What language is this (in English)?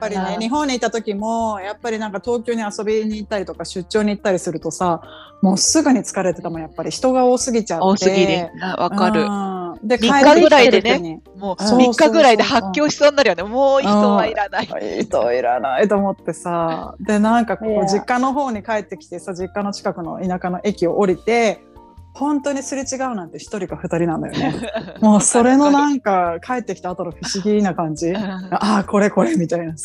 Japanese